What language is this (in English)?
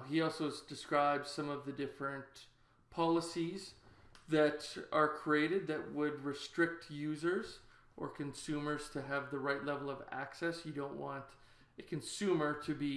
English